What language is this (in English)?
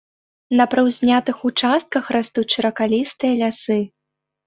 Belarusian